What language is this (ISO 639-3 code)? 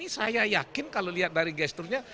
ind